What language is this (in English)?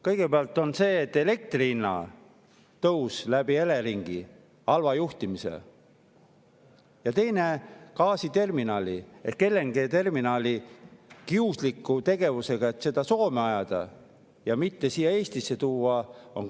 Estonian